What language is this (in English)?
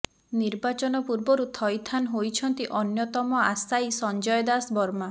Odia